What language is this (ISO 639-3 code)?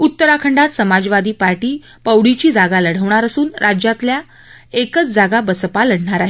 mar